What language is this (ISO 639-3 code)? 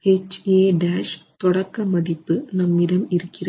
tam